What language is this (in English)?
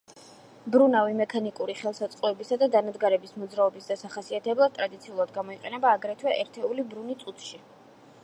Georgian